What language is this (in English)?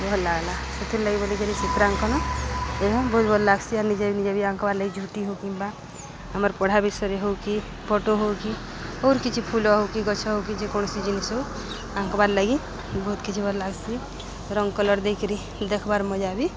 Odia